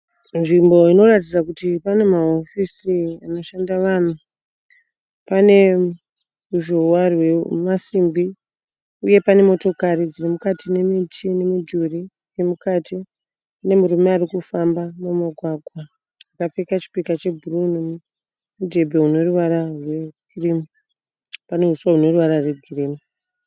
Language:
Shona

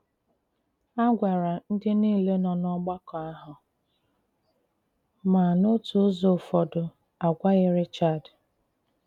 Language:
Igbo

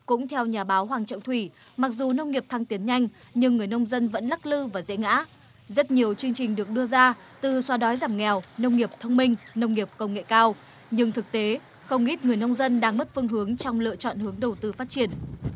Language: Vietnamese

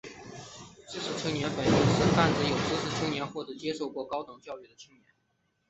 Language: Chinese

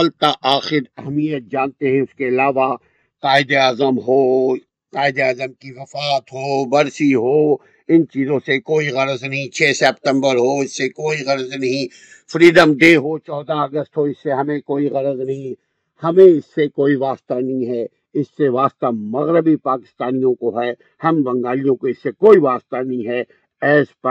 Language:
Urdu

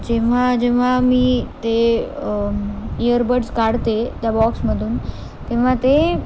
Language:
Marathi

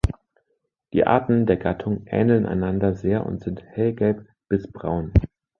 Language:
German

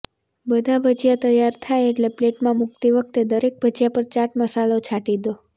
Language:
Gujarati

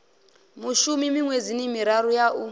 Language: Venda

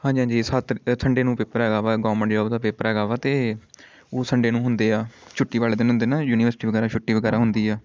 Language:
Punjabi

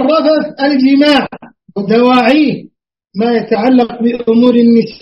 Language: Arabic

